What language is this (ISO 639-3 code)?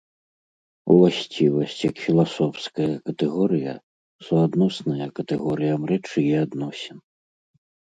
bel